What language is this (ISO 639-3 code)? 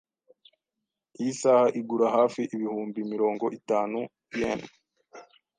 kin